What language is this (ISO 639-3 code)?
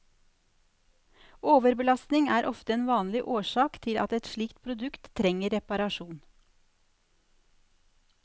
nor